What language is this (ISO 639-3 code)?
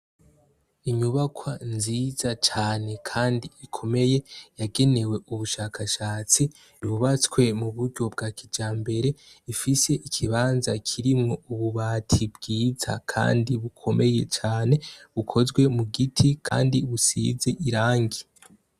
run